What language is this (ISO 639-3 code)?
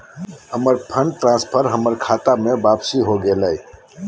mag